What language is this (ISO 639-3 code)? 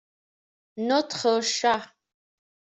fra